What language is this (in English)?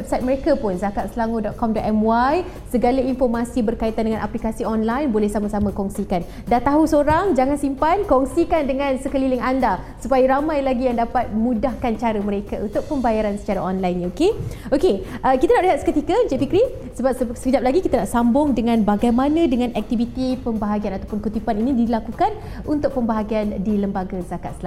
Malay